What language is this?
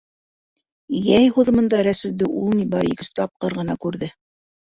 Bashkir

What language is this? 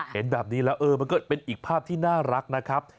Thai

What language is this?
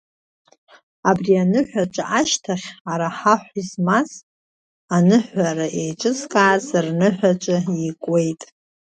Abkhazian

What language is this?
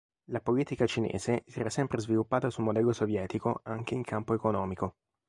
Italian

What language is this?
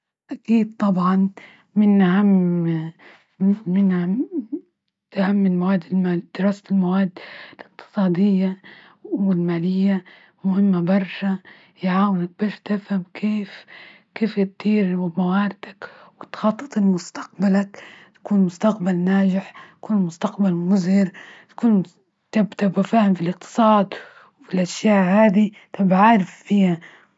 Libyan Arabic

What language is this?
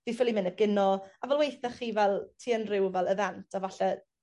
Welsh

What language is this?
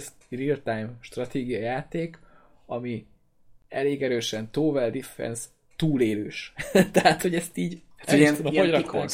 Hungarian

